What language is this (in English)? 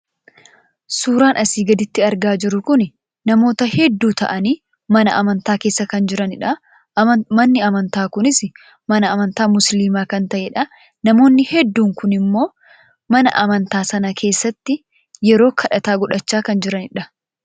Oromo